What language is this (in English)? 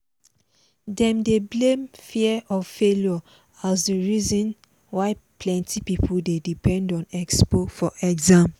Nigerian Pidgin